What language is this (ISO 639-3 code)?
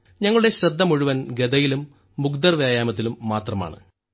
mal